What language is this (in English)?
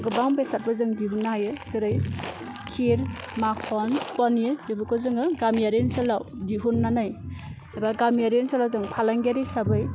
Bodo